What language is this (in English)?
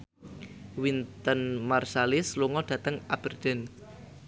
Javanese